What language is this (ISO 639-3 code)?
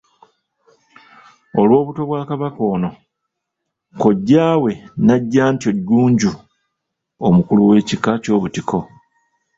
lug